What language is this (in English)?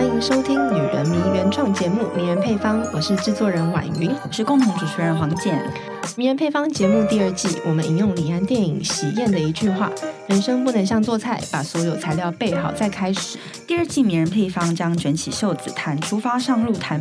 Chinese